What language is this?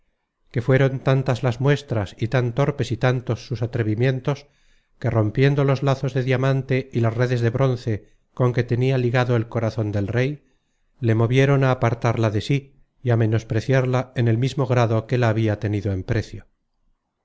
Spanish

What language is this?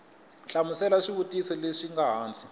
Tsonga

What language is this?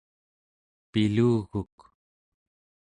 Central Yupik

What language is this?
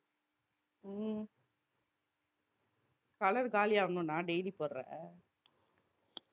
Tamil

